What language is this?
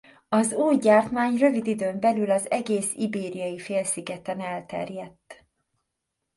Hungarian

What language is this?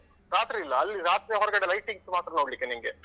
Kannada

